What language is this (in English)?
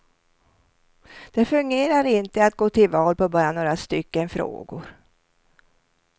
Swedish